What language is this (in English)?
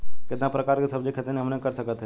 Bhojpuri